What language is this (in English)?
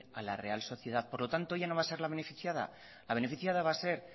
Spanish